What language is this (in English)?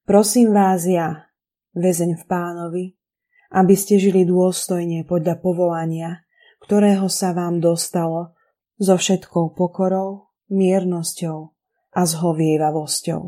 Slovak